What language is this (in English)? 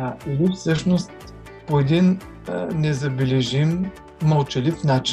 Bulgarian